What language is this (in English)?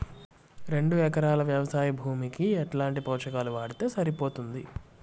Telugu